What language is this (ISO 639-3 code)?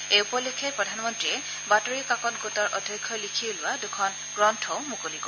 asm